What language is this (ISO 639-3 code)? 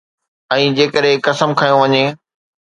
snd